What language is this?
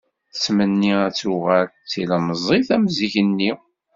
Kabyle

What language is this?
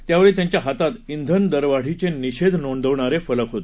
Marathi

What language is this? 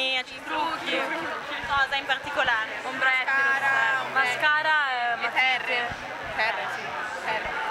Italian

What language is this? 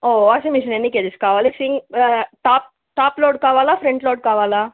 Telugu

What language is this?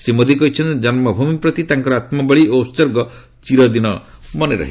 Odia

